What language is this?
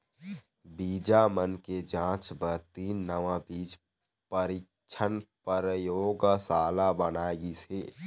Chhattisgarhi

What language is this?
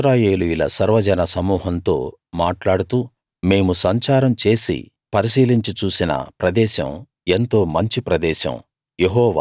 Telugu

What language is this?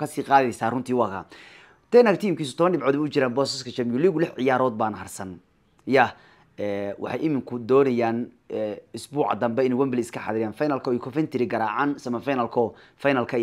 Arabic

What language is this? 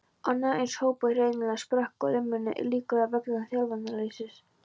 Icelandic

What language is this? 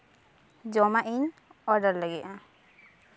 Santali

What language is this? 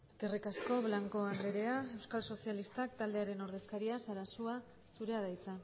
Basque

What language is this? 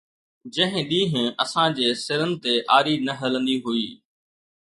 Sindhi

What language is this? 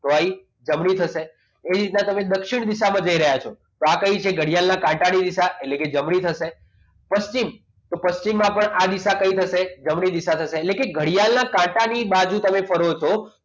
Gujarati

